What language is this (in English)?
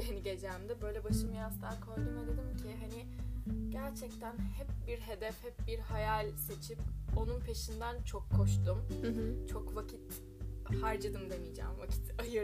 Turkish